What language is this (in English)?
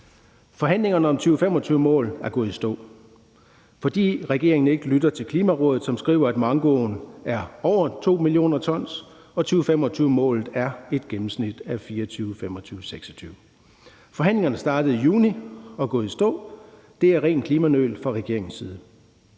Danish